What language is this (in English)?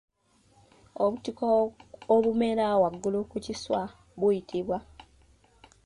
Ganda